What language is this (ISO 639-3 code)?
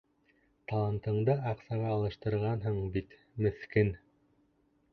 bak